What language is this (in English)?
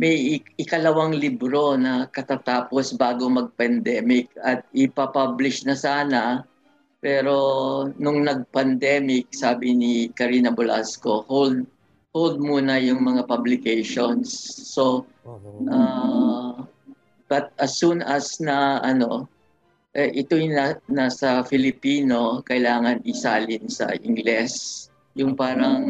Filipino